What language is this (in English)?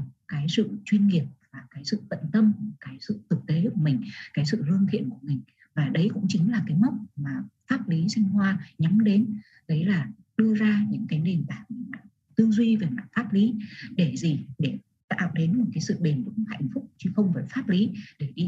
Vietnamese